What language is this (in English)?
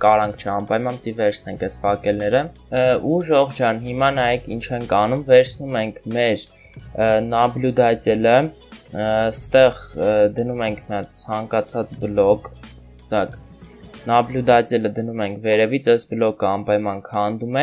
Turkish